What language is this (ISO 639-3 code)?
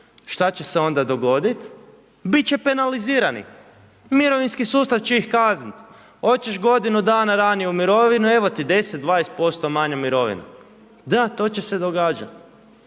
hrv